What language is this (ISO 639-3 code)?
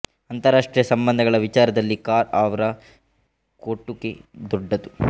kan